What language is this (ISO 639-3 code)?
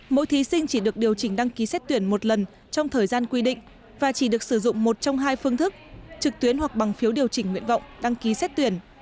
vie